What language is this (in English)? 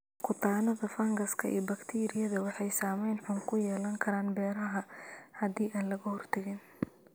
Somali